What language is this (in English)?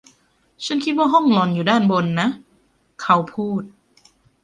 Thai